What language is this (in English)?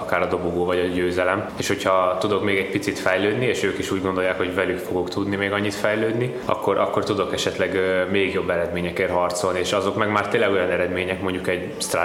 Hungarian